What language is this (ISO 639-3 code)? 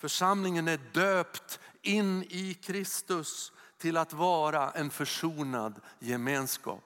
swe